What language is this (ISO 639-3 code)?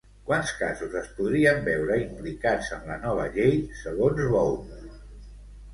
cat